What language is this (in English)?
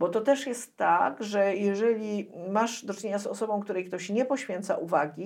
Polish